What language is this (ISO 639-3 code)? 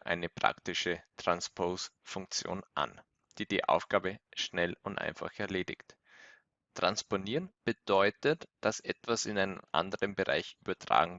deu